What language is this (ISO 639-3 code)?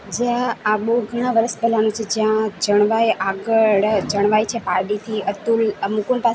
guj